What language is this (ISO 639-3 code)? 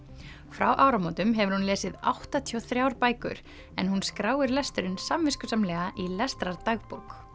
isl